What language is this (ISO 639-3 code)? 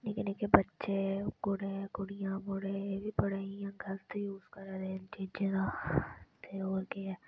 doi